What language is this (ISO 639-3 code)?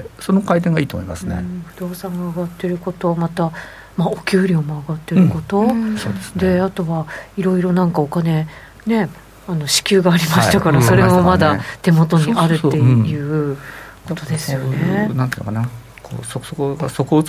jpn